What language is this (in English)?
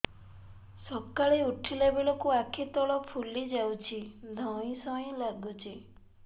Odia